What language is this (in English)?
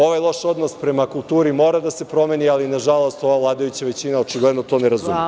Serbian